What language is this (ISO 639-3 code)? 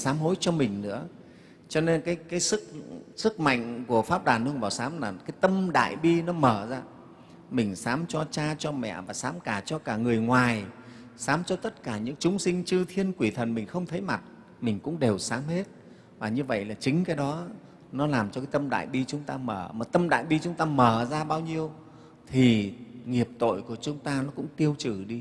vie